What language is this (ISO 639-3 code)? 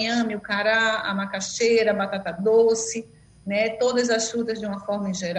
por